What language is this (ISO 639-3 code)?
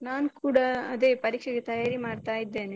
kan